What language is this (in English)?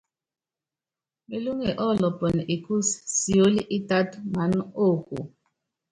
Yangben